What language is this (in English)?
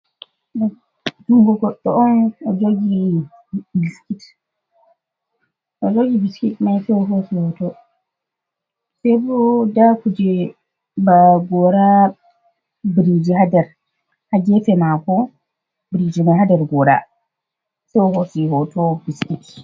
Fula